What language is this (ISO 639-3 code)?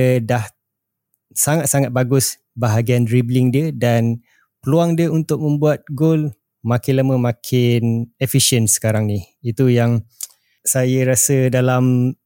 msa